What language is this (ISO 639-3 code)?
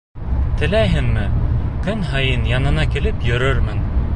bak